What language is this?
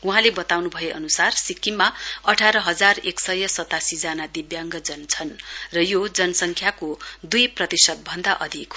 Nepali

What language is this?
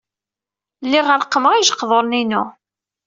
Kabyle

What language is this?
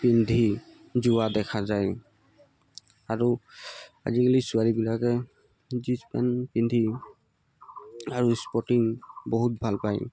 Assamese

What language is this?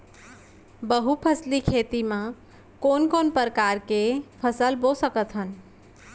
Chhattisgarhi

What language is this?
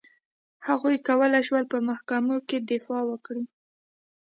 Pashto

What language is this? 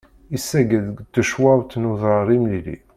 Kabyle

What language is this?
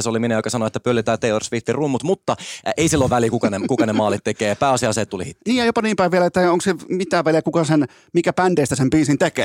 Finnish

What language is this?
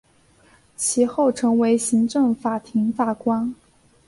Chinese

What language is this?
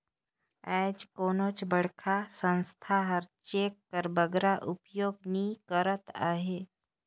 Chhattisgarhi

